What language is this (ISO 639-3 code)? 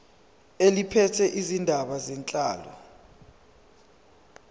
zul